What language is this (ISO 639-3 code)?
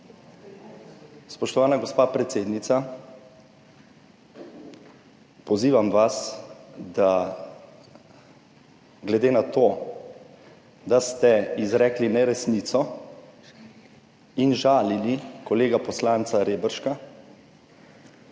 slv